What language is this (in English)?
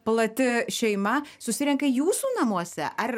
Lithuanian